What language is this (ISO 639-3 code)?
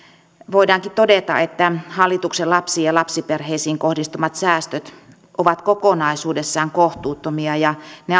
fin